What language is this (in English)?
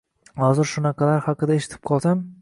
Uzbek